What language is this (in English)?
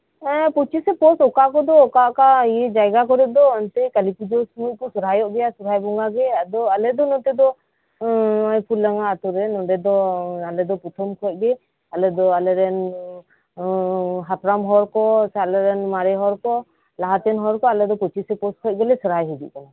Santali